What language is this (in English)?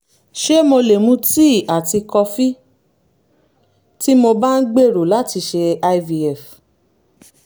Yoruba